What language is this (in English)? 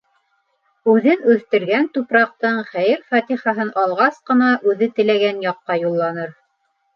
Bashkir